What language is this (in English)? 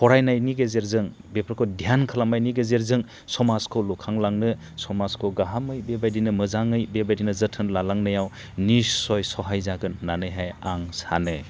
Bodo